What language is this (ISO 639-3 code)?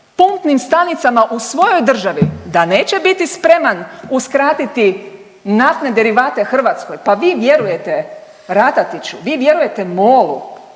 hrv